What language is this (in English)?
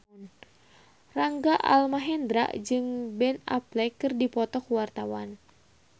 Sundanese